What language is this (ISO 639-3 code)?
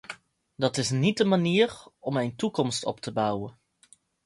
nld